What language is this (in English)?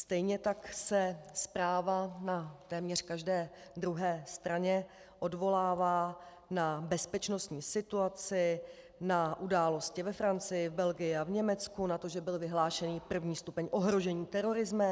Czech